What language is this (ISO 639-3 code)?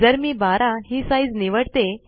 mar